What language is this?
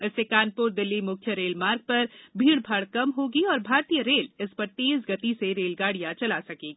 Hindi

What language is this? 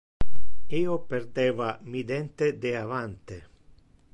Interlingua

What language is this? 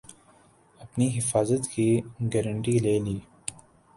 Urdu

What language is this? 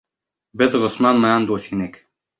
Bashkir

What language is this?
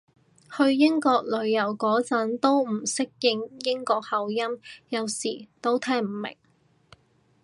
Cantonese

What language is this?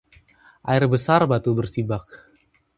Indonesian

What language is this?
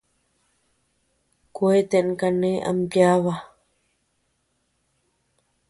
Tepeuxila Cuicatec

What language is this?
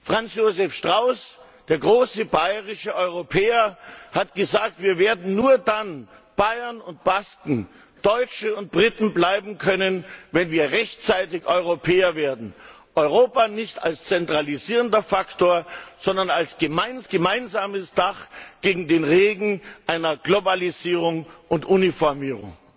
German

